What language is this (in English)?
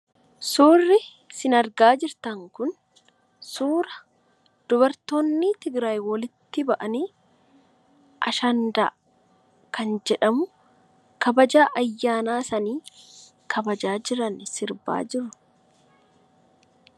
Oromo